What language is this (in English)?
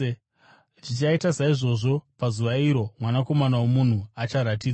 Shona